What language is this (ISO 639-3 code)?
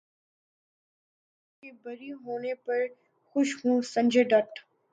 urd